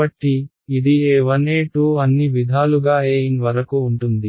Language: Telugu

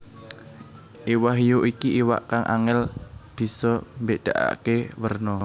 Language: Javanese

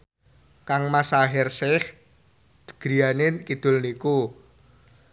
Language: Javanese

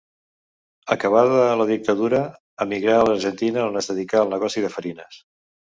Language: Catalan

